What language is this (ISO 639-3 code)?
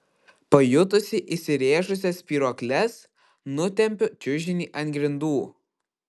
lit